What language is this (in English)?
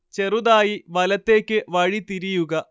Malayalam